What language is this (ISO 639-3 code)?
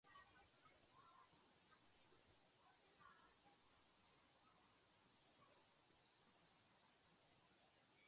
kat